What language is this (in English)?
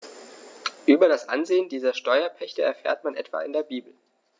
German